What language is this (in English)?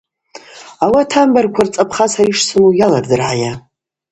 Abaza